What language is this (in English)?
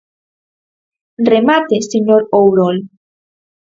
Galician